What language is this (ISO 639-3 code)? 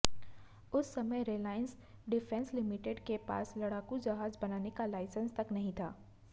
hin